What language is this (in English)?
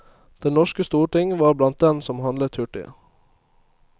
Norwegian